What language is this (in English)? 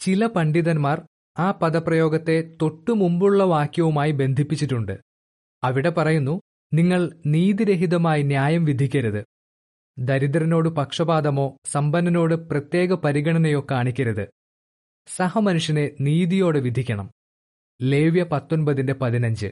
Malayalam